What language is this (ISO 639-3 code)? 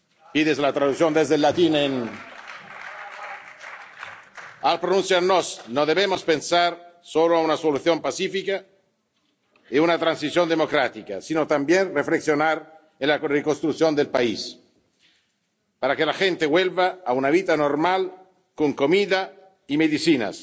spa